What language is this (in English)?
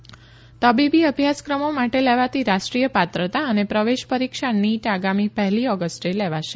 Gujarati